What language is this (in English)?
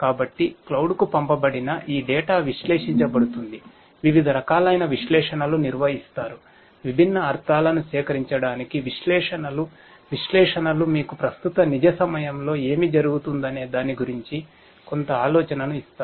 Telugu